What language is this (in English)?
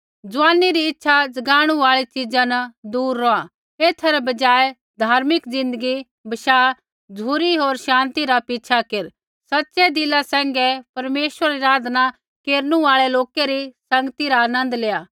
Kullu Pahari